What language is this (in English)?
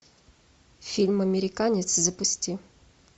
Russian